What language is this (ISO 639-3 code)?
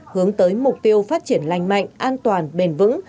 vie